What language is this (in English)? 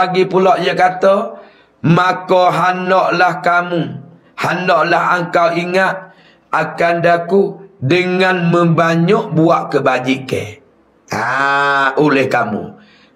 Malay